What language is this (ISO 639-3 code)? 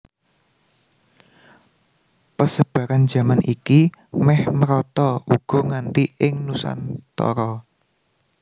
jav